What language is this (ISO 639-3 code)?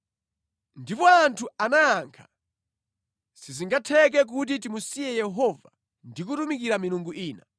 nya